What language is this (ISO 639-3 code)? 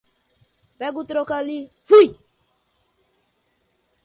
por